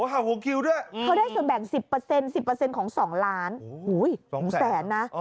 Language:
Thai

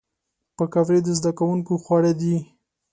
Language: Pashto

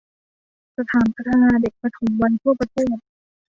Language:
Thai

